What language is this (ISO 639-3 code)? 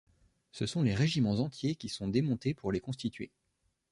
fra